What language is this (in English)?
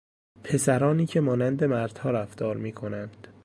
Persian